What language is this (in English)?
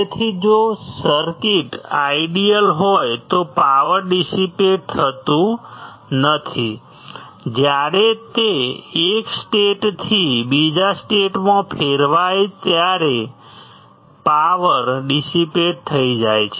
Gujarati